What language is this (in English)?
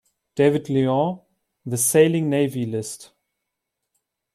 German